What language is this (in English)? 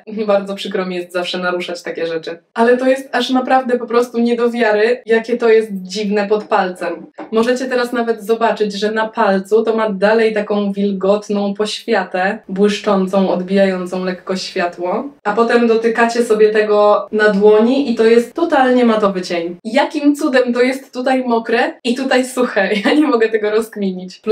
Polish